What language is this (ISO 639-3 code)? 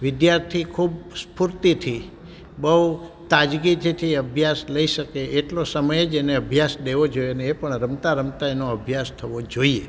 guj